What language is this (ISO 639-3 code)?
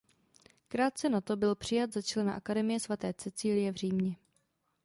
ces